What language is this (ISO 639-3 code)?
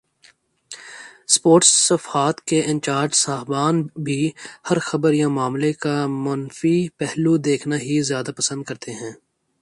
urd